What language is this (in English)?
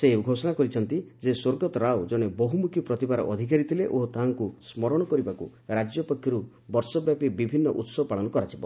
Odia